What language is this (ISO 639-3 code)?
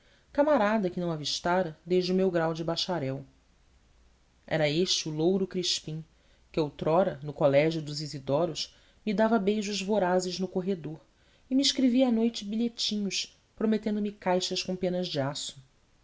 por